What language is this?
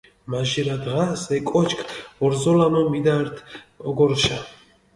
Mingrelian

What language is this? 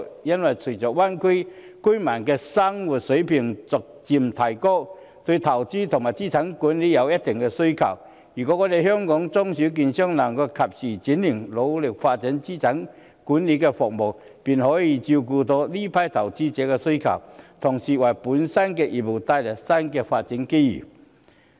Cantonese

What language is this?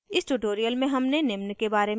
Hindi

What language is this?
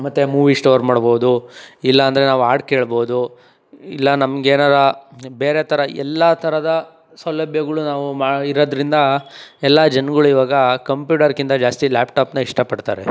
Kannada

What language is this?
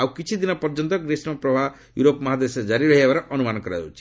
Odia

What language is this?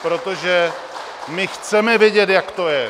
Czech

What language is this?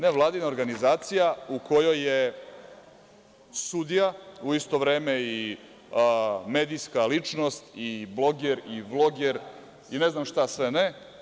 Serbian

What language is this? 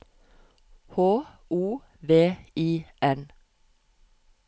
Norwegian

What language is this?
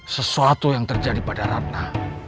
Indonesian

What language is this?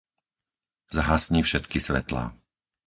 Slovak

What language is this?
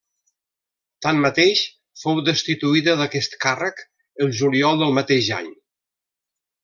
Catalan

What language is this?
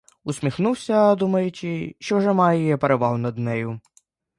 Ukrainian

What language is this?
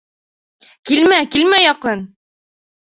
Bashkir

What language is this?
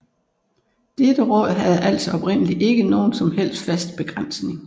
Danish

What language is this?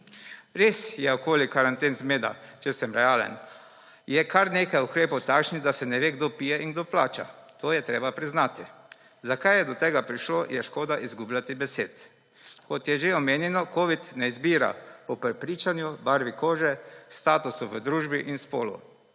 Slovenian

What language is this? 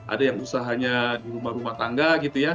Indonesian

